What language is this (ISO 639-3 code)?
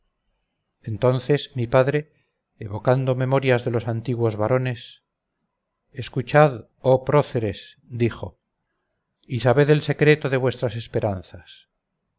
spa